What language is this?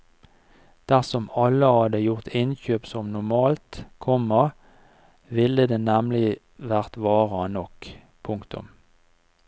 Norwegian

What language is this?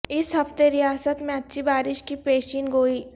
Urdu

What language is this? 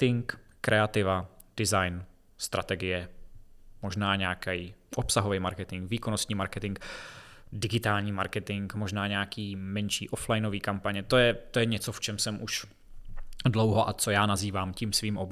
Czech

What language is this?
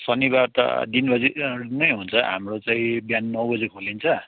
Nepali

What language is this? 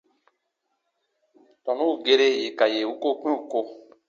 Baatonum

